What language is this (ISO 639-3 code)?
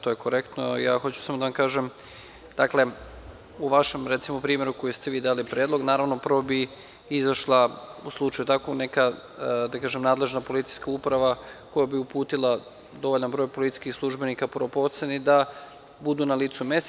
srp